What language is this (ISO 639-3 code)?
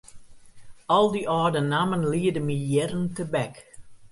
fry